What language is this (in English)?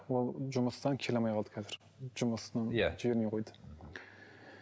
Kazakh